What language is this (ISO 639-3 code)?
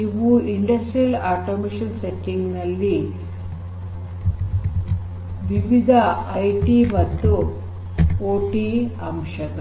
kan